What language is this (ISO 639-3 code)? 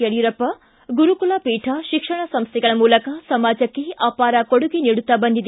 kan